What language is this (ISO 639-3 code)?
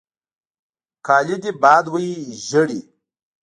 pus